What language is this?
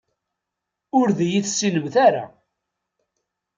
Kabyle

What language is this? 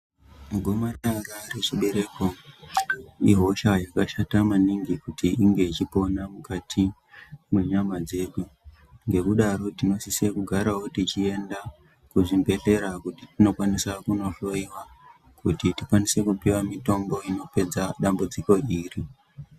Ndau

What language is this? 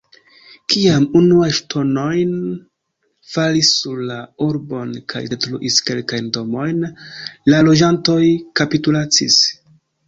Esperanto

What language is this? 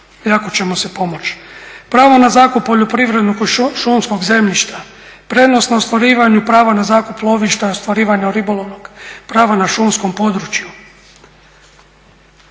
Croatian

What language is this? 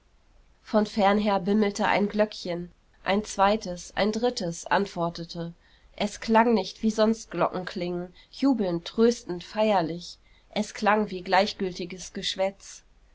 German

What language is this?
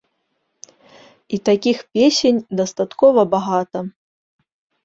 Belarusian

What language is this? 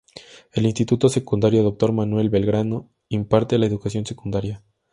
Spanish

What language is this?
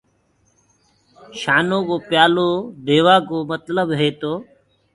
Gurgula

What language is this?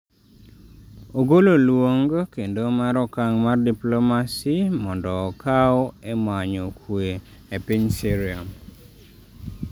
Luo (Kenya and Tanzania)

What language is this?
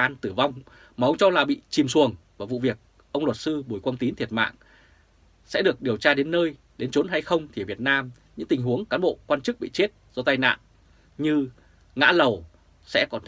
Vietnamese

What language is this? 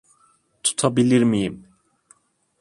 Turkish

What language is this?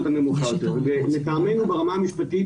Hebrew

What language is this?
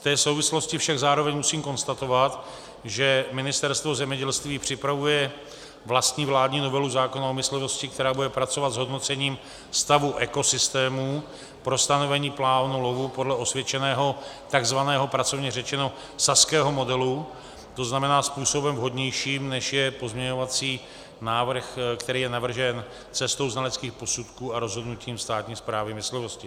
Czech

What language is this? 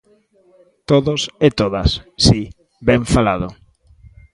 Galician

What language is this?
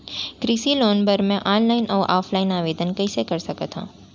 Chhattisgarhi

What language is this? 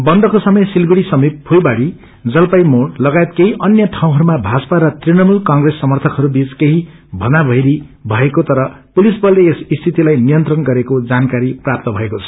Nepali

